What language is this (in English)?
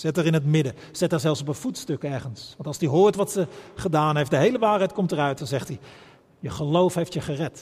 Dutch